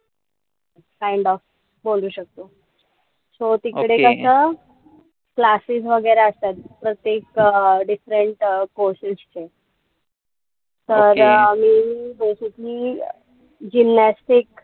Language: Marathi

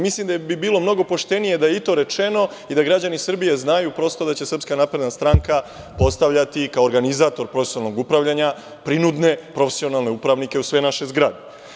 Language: Serbian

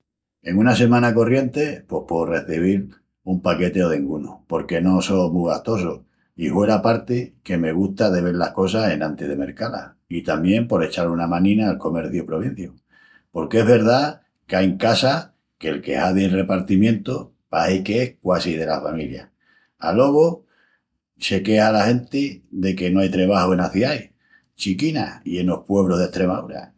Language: Extremaduran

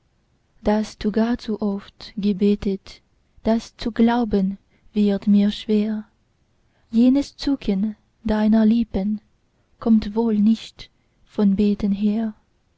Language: German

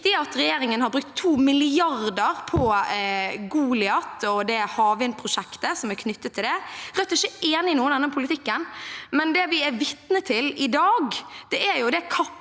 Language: Norwegian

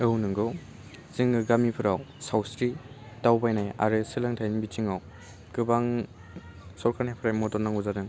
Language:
Bodo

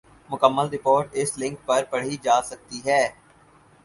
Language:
Urdu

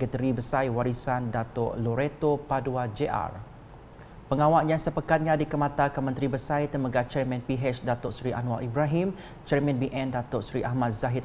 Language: Malay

